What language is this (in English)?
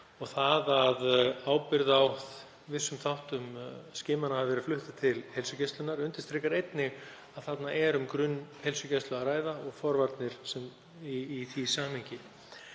Icelandic